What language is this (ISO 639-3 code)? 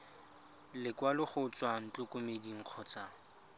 tsn